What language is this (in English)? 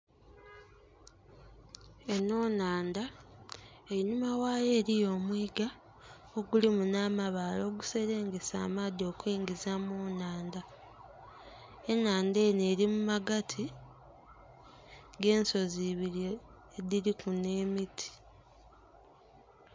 Soga